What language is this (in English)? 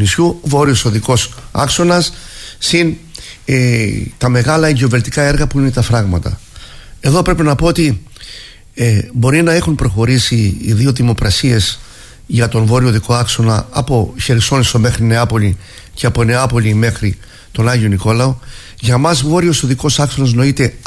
Greek